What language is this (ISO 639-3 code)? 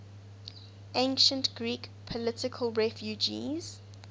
eng